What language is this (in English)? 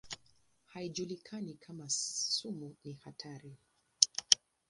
Swahili